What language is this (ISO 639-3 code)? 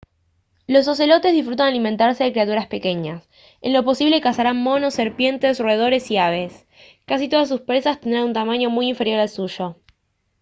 spa